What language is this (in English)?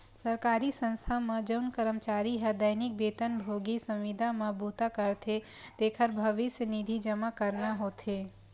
Chhattisgarhi